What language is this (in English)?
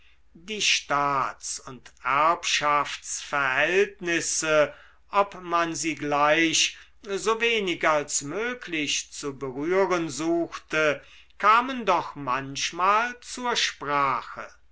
German